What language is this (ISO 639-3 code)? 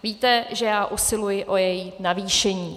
ces